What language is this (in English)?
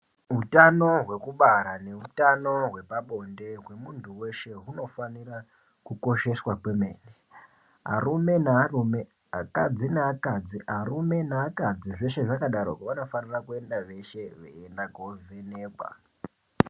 Ndau